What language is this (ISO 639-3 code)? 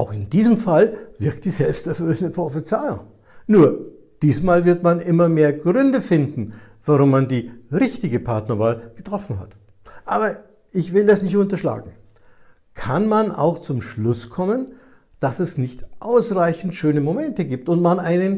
deu